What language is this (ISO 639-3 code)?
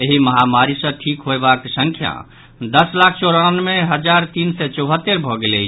mai